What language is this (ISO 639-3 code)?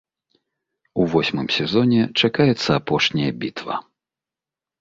bel